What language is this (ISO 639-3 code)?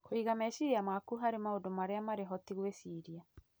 kik